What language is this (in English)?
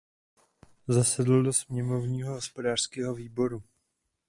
Czech